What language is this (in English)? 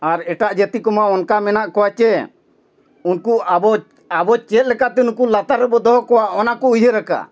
Santali